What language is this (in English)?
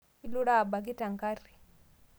Masai